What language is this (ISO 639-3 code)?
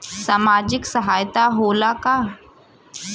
bho